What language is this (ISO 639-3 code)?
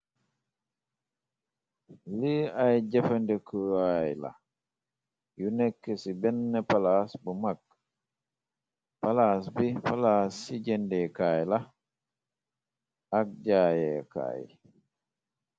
wol